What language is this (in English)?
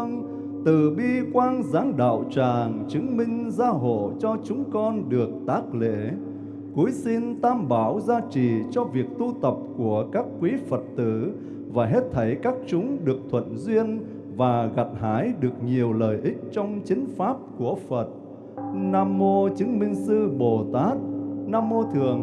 Vietnamese